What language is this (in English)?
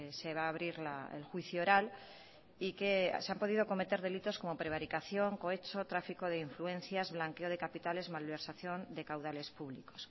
Spanish